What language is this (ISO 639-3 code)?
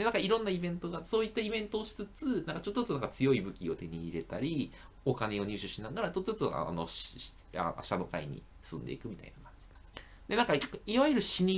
jpn